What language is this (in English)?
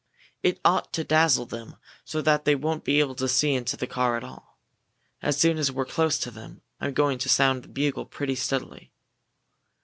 English